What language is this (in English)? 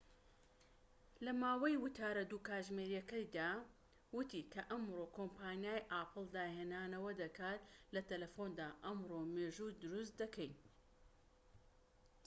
Central Kurdish